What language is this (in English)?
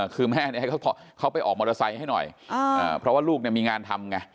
Thai